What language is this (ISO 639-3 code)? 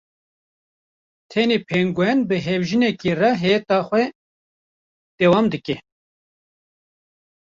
kur